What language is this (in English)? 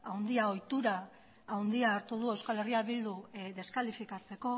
Basque